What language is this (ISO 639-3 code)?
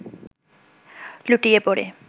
ben